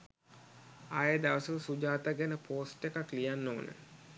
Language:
Sinhala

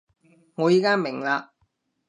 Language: Cantonese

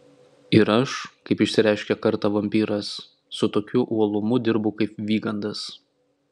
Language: Lithuanian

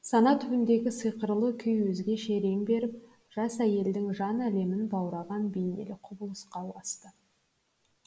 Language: Kazakh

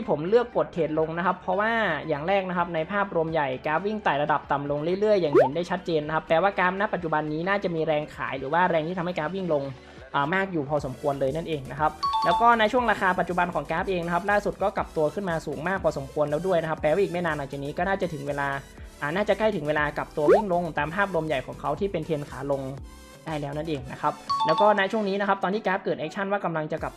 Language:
Thai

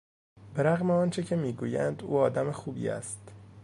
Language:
Persian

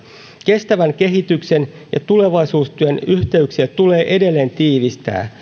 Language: Finnish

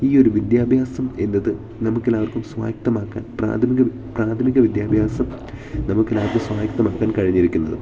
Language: Malayalam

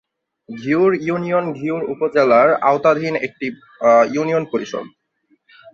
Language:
Bangla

